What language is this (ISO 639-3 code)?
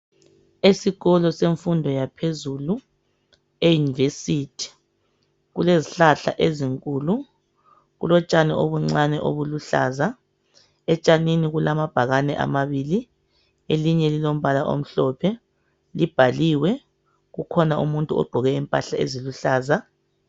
nde